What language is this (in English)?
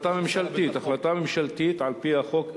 Hebrew